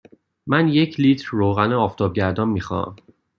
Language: Persian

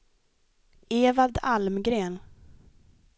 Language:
Swedish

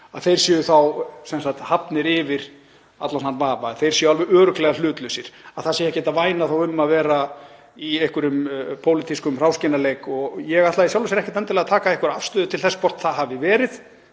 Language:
Icelandic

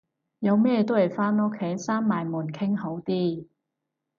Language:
Cantonese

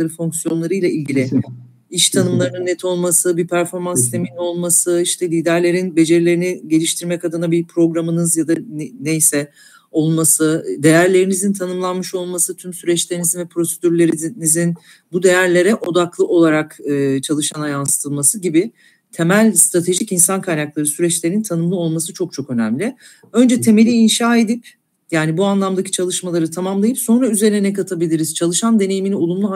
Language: Turkish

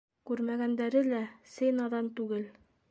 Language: Bashkir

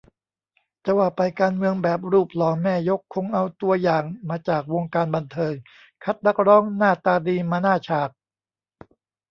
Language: Thai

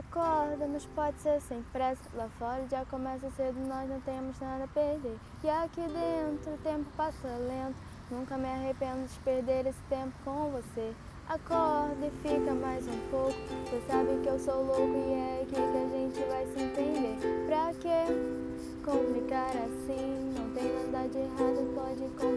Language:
Portuguese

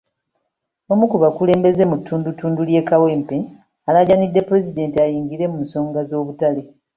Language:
Ganda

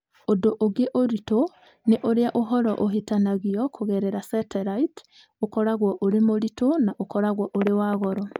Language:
Kikuyu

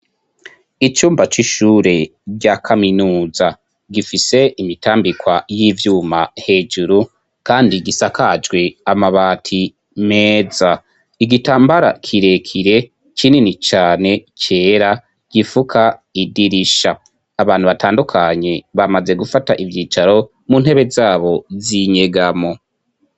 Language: Rundi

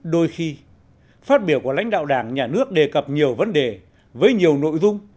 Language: Vietnamese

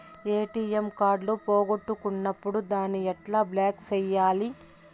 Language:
Telugu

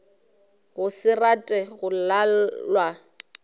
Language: Northern Sotho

